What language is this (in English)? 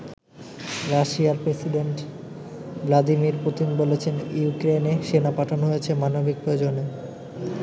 Bangla